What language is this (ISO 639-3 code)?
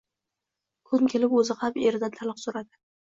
uzb